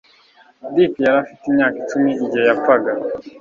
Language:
Kinyarwanda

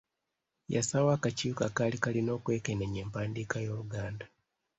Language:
Ganda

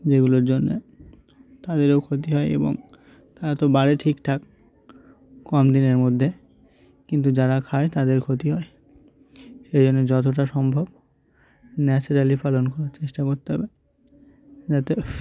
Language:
Bangla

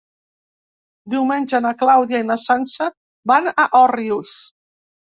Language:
Catalan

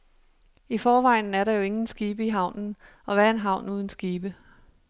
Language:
Danish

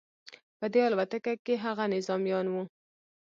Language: Pashto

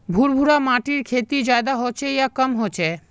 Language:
Magahi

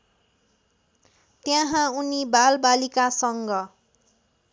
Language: Nepali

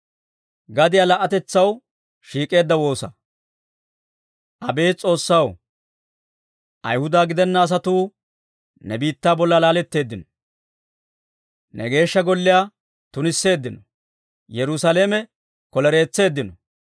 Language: Dawro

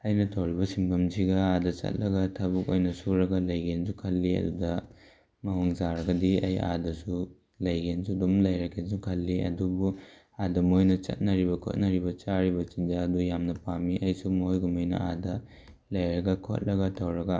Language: Manipuri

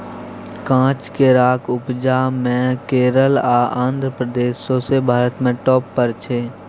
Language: Maithili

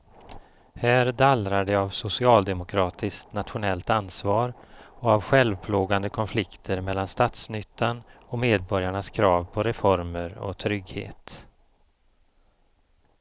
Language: Swedish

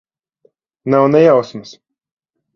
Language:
Latvian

